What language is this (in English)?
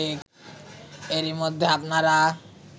Bangla